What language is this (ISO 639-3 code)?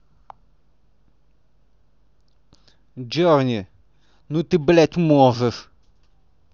rus